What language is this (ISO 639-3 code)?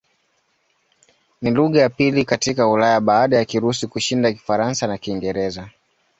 swa